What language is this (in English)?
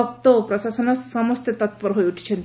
Odia